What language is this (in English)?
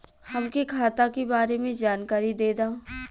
Bhojpuri